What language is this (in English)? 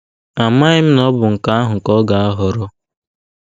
Igbo